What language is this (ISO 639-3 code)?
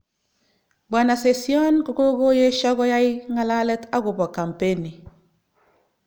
kln